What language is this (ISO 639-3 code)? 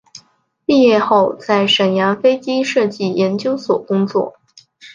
zho